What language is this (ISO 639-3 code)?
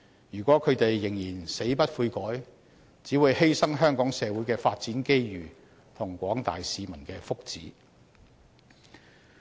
yue